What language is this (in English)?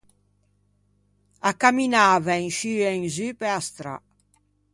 Ligurian